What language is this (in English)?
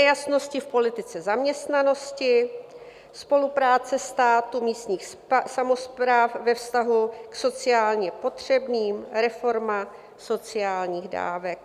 Czech